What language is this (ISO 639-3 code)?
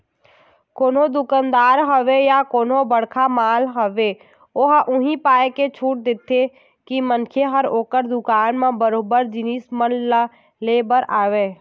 hne